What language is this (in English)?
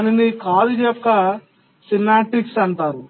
Telugu